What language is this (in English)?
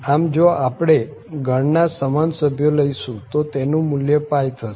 Gujarati